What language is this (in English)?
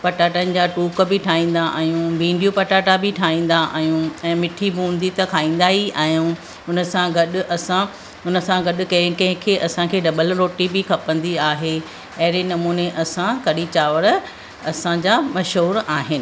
Sindhi